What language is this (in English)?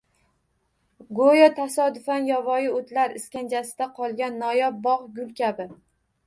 Uzbek